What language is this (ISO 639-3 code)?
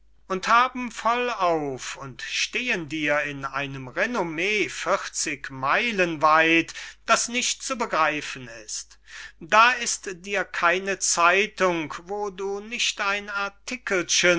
deu